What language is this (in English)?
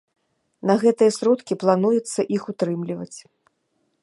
Belarusian